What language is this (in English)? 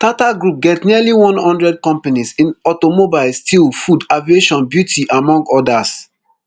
Nigerian Pidgin